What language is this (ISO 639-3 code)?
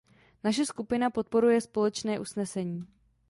ces